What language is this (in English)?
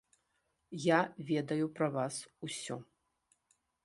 Belarusian